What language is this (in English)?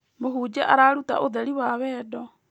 Kikuyu